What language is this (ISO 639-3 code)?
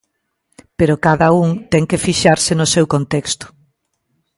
glg